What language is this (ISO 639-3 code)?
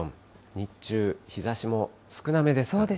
jpn